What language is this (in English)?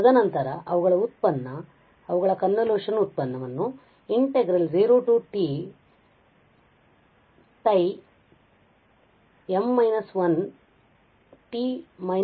Kannada